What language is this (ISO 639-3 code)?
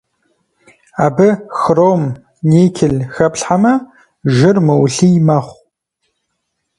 kbd